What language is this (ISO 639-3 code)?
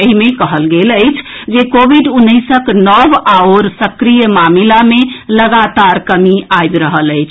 mai